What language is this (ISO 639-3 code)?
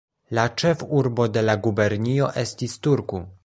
epo